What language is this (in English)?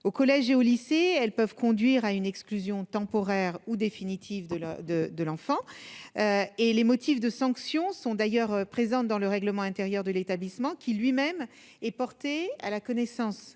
French